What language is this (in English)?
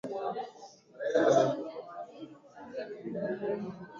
Swahili